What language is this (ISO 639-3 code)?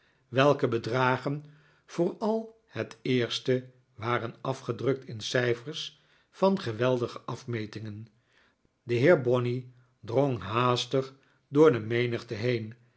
nld